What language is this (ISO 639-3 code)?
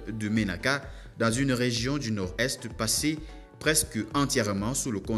fra